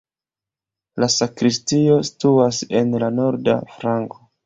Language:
Esperanto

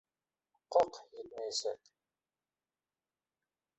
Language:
Bashkir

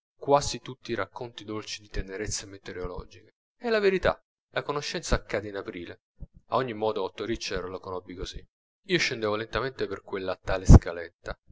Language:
Italian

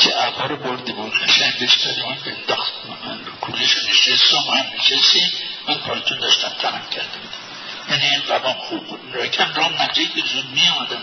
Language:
Persian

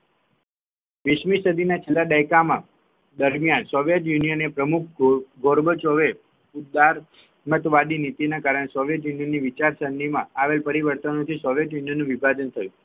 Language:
Gujarati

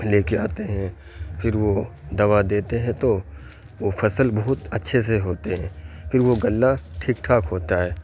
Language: Urdu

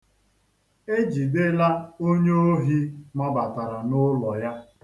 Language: Igbo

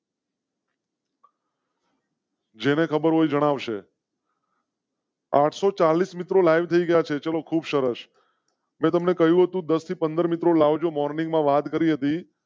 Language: Gujarati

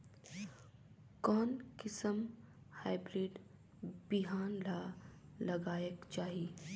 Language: Chhattisgarhi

